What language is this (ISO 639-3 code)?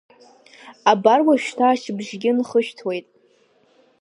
abk